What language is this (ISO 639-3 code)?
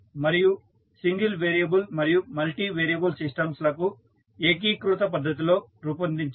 tel